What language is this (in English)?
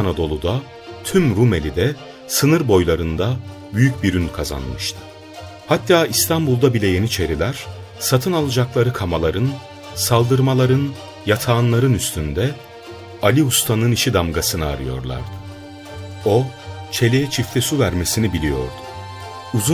Turkish